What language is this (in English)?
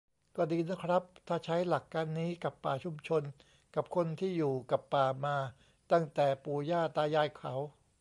Thai